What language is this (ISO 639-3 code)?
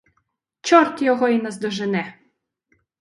ukr